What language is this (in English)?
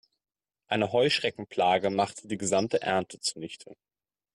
German